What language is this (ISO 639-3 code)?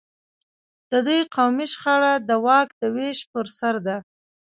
pus